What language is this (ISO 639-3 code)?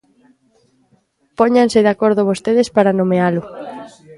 glg